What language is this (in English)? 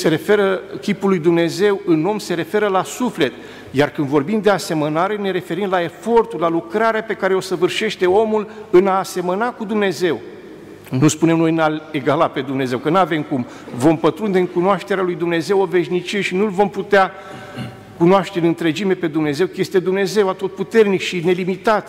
Romanian